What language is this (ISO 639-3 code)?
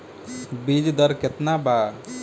bho